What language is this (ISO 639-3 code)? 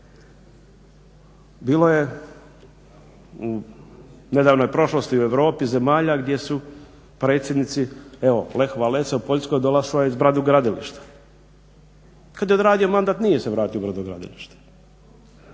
hrv